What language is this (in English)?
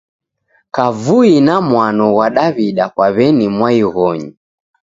Taita